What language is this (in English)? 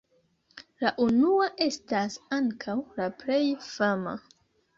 Esperanto